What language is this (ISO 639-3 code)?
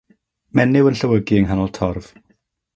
cym